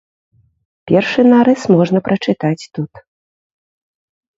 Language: Belarusian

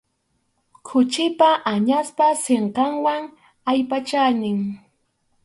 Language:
Arequipa-La Unión Quechua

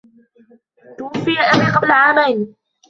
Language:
Arabic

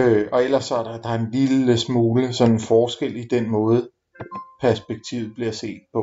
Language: Danish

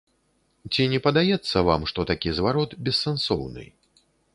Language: Belarusian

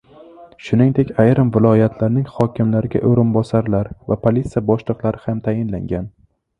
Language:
Uzbek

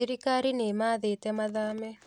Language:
Kikuyu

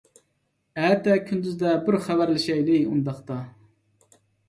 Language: Uyghur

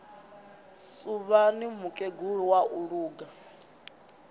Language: Venda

